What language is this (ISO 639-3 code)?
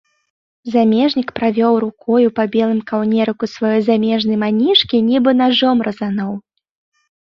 bel